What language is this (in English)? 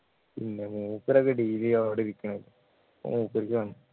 Malayalam